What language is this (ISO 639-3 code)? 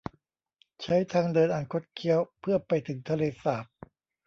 tha